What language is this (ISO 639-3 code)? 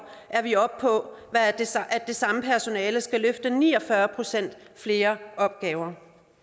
dan